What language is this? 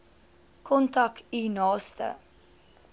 Afrikaans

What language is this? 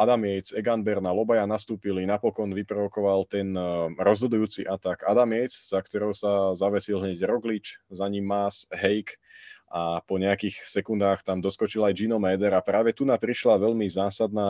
Slovak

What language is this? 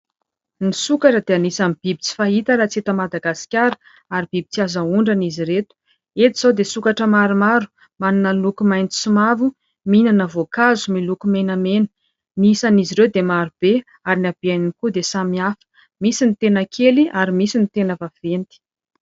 Malagasy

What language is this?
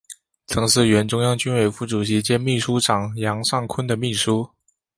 Chinese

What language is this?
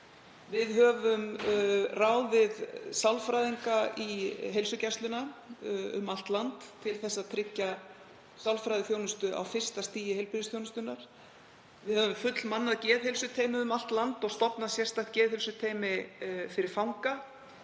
Icelandic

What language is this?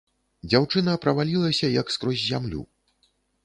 Belarusian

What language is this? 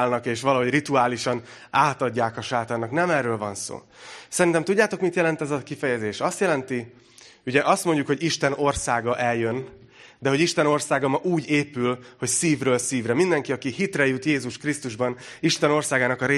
Hungarian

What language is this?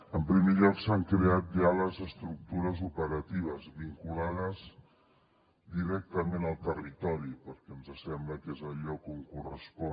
Catalan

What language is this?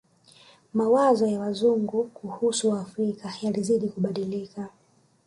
Swahili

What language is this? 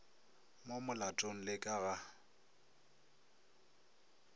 Northern Sotho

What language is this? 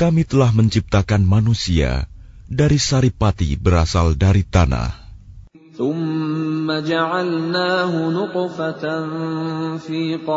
Arabic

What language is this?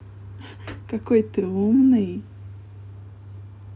Russian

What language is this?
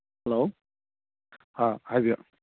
Manipuri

